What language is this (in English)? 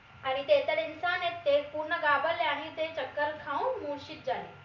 Marathi